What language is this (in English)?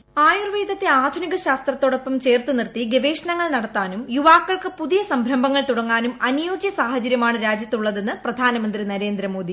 Malayalam